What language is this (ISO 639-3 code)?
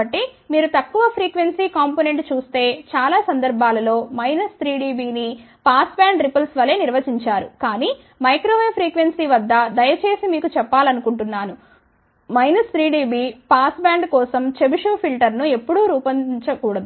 tel